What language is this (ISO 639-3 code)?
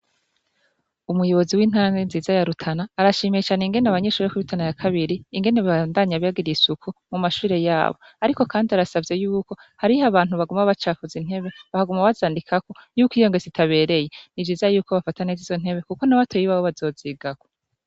run